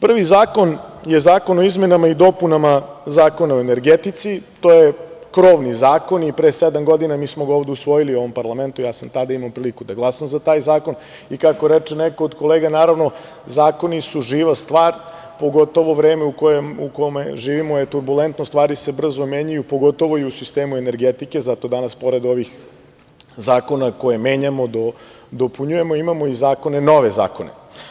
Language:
Serbian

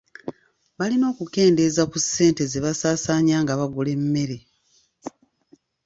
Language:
Ganda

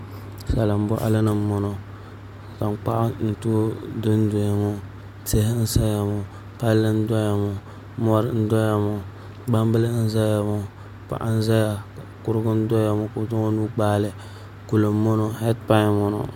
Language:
Dagbani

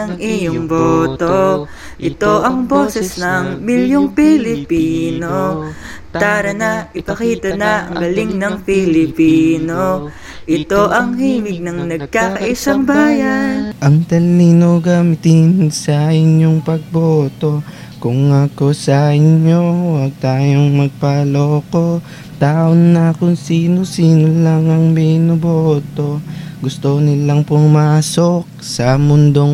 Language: Filipino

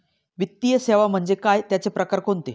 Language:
Marathi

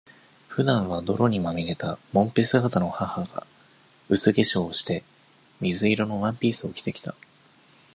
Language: Japanese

